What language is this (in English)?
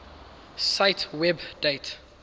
English